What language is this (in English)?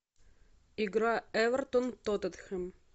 Russian